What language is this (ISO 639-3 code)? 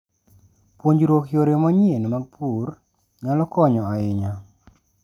luo